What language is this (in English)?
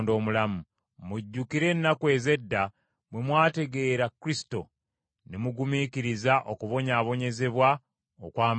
Ganda